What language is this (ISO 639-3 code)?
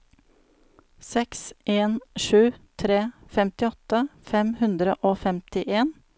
nor